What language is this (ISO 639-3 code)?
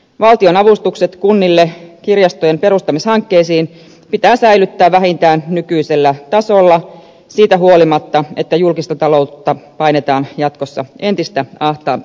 fin